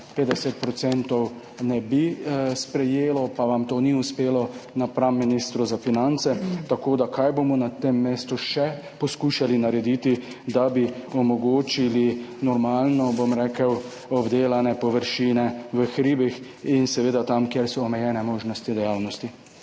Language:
Slovenian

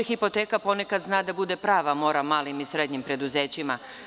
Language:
Serbian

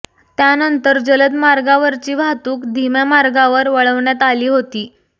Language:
Marathi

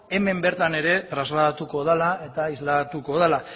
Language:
Basque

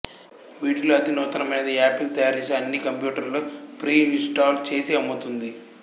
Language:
Telugu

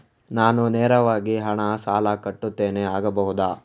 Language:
Kannada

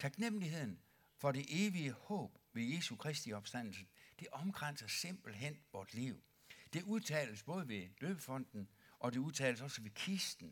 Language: Danish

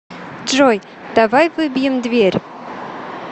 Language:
Russian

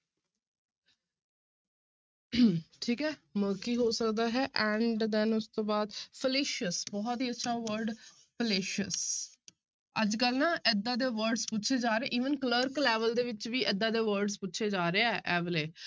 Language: Punjabi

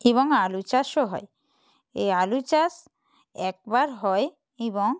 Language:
Bangla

